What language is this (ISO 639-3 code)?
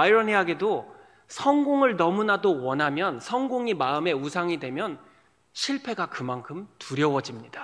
kor